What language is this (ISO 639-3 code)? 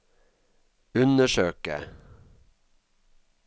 nor